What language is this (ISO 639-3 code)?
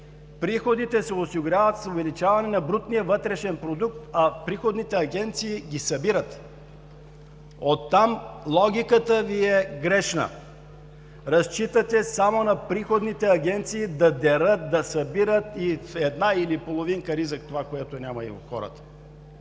bul